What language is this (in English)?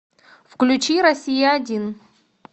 Russian